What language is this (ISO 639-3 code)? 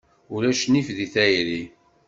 kab